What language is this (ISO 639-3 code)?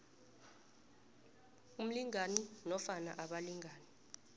nbl